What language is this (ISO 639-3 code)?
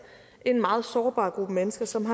dan